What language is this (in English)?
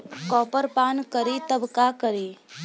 Bhojpuri